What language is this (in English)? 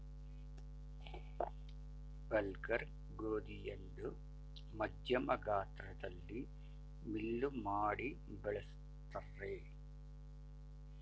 Kannada